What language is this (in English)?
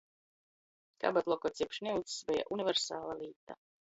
Latgalian